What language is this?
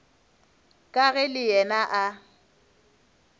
Northern Sotho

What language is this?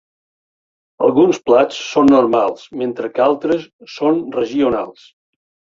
Catalan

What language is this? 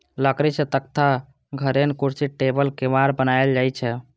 Maithili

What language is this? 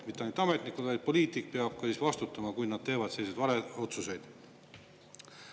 Estonian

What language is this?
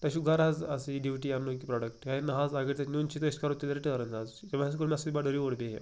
Kashmiri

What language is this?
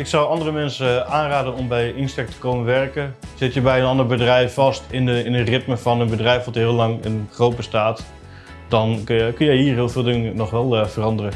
Dutch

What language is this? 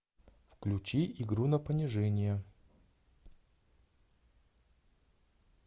Russian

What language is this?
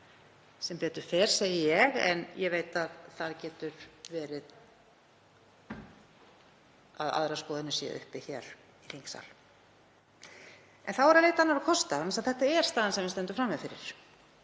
Icelandic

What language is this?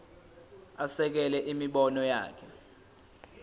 Zulu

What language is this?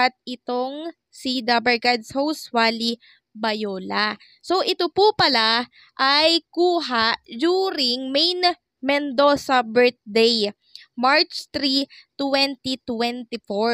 Filipino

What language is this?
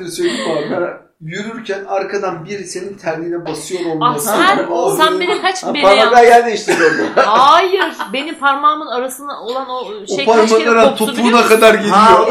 Turkish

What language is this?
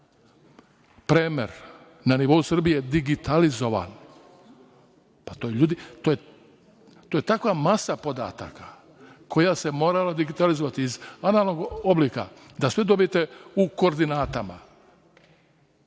Serbian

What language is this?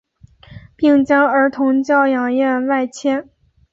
Chinese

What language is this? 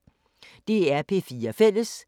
Danish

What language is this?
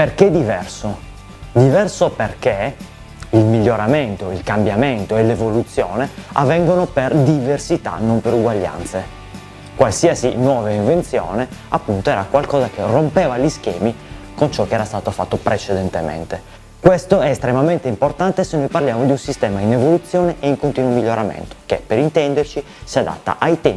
Italian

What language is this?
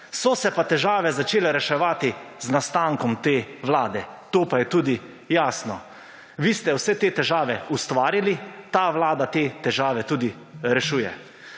Slovenian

